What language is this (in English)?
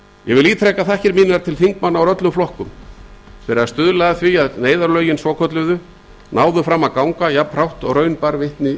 Icelandic